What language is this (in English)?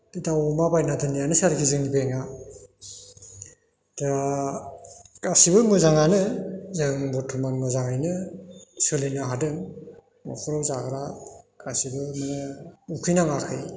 Bodo